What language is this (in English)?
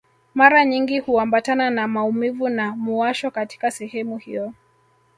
Swahili